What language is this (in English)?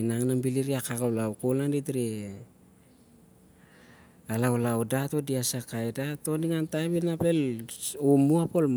Siar-Lak